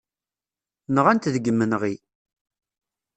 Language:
Kabyle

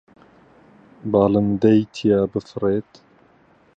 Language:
Central Kurdish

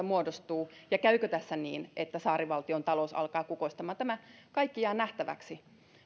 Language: Finnish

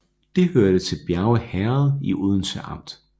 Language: Danish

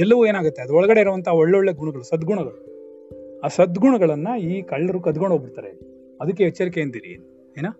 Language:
Kannada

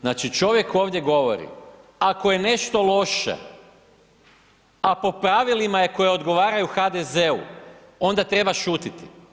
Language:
Croatian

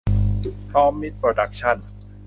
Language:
Thai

